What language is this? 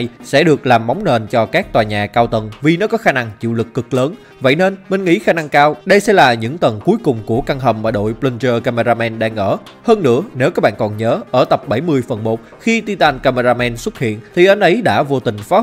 Vietnamese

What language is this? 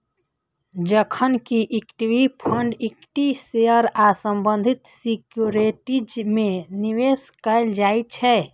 Maithili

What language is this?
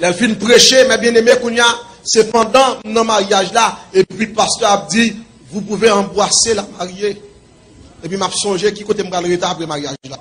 French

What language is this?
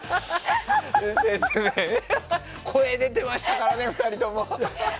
Japanese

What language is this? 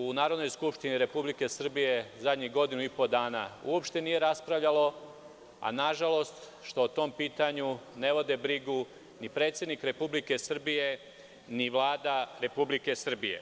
Serbian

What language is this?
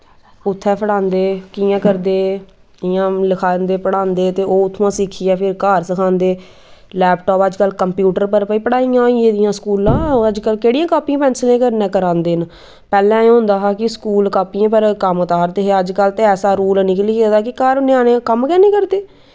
Dogri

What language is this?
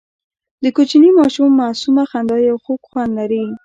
Pashto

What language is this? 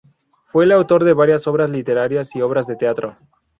Spanish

